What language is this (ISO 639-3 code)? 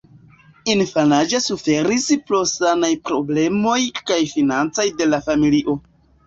epo